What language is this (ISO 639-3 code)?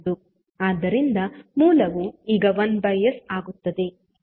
kan